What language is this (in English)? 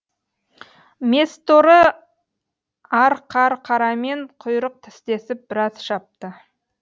Kazakh